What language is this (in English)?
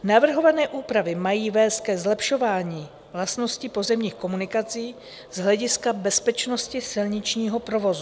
Czech